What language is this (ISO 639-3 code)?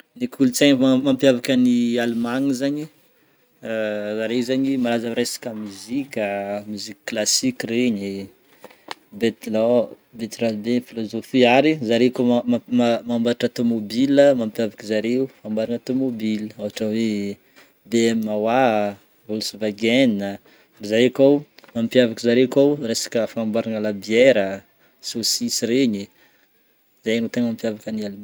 bmm